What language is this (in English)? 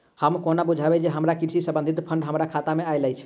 Maithili